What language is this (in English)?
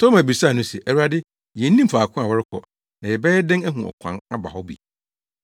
Akan